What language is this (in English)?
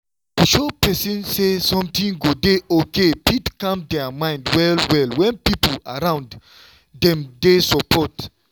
Nigerian Pidgin